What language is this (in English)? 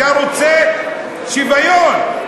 Hebrew